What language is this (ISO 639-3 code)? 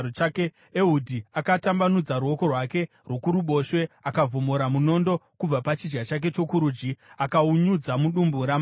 sna